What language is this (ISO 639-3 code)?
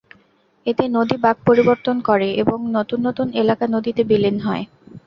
ben